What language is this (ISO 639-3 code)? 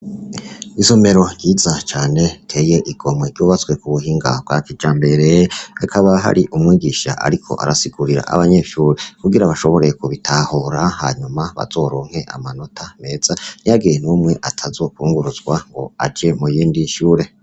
run